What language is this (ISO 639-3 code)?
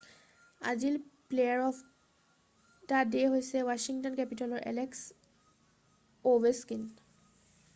asm